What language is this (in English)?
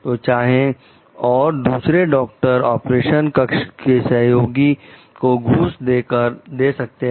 Hindi